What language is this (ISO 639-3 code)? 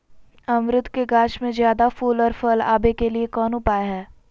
mag